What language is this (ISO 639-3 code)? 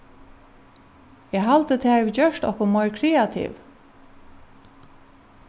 fao